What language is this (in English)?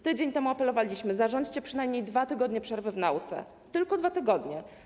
Polish